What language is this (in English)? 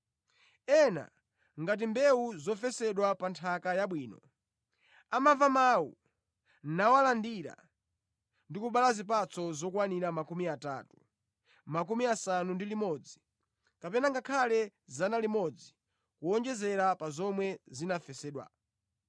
Nyanja